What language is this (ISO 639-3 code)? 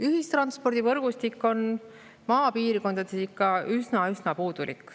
est